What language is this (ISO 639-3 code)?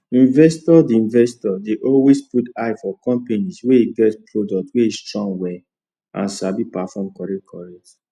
pcm